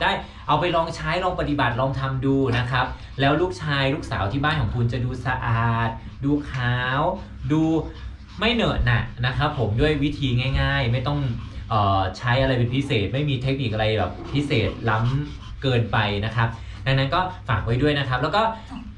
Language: Thai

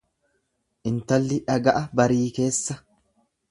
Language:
Oromo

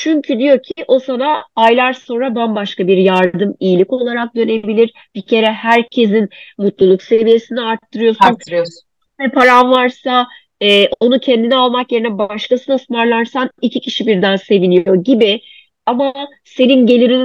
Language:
Turkish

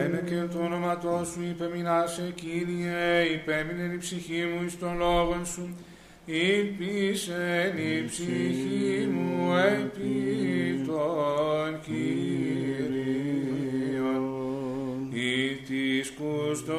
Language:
Greek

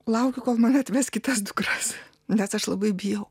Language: Lithuanian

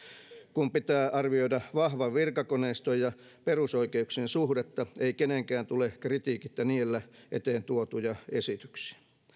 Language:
Finnish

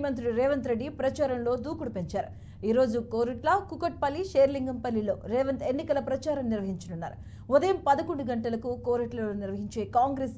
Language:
Telugu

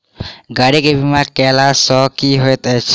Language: Maithili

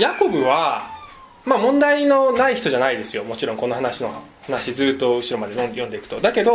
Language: Japanese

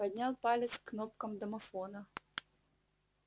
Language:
Russian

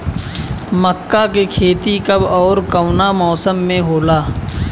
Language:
Bhojpuri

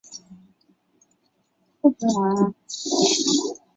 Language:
Chinese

